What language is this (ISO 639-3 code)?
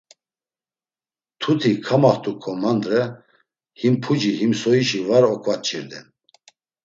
lzz